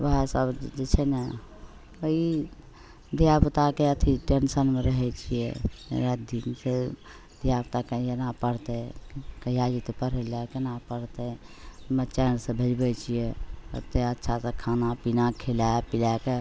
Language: Maithili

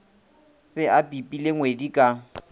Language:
Northern Sotho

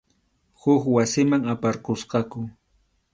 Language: Arequipa-La Unión Quechua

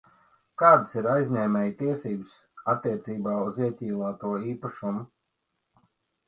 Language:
Latvian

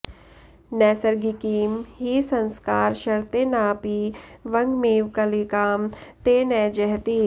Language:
Sanskrit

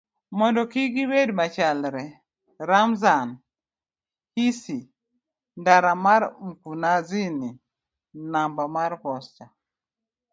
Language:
Luo (Kenya and Tanzania)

